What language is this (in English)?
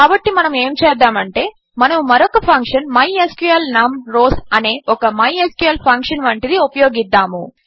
Telugu